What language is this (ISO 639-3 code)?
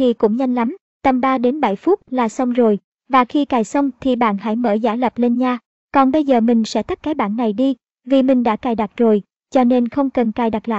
vie